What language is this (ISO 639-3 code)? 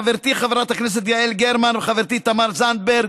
heb